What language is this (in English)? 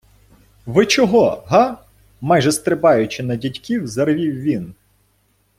Ukrainian